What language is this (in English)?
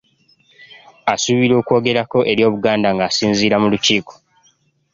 Ganda